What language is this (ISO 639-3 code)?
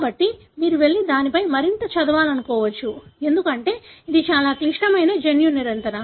tel